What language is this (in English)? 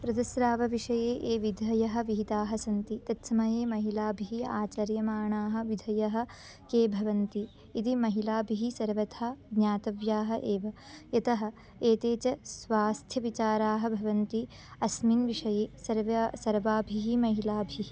Sanskrit